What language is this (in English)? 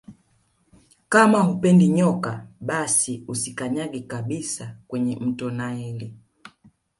Swahili